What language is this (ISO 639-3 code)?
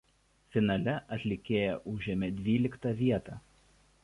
lit